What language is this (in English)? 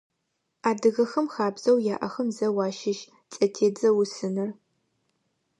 Adyghe